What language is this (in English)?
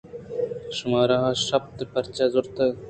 Eastern Balochi